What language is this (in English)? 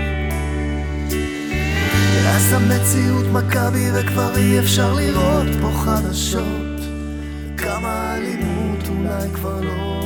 Hebrew